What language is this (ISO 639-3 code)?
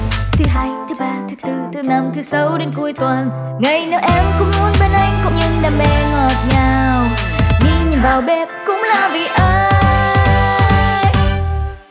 vie